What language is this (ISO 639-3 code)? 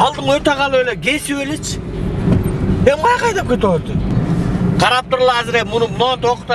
tur